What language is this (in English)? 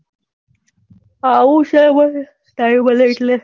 Gujarati